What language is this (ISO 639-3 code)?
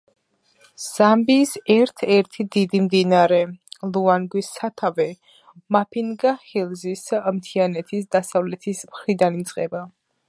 kat